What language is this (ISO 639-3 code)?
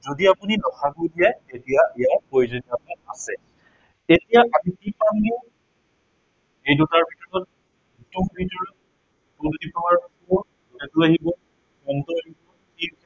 asm